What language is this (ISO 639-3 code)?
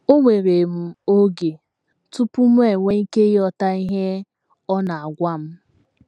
ibo